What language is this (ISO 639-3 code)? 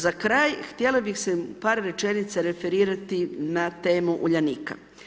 hrv